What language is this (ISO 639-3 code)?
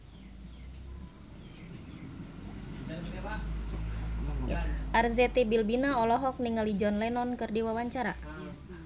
sun